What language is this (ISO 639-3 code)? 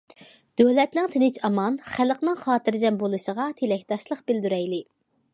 uig